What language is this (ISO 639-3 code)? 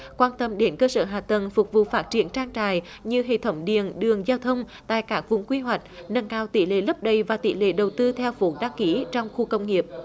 vie